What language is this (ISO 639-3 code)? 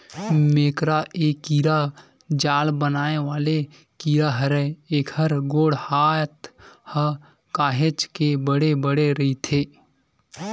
hne